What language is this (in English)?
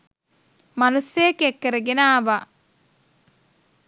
Sinhala